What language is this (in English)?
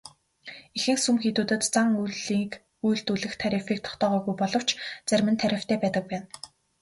Mongolian